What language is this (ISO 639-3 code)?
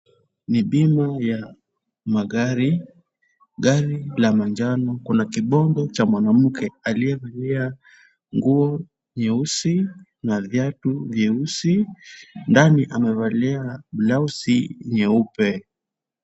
swa